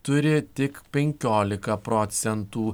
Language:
Lithuanian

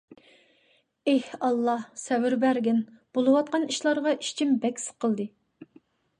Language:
Uyghur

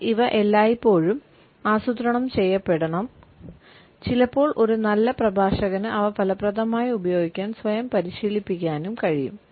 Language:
Malayalam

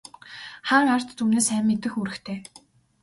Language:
Mongolian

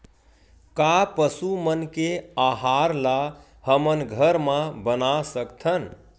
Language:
Chhattisgarhi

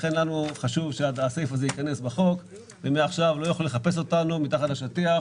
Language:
Hebrew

